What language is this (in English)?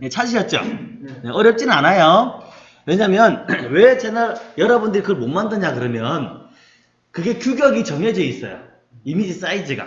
Korean